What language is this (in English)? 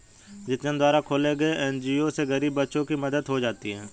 Hindi